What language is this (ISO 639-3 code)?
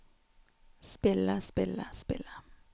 nor